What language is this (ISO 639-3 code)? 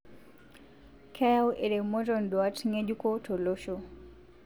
mas